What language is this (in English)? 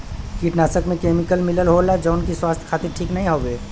Bhojpuri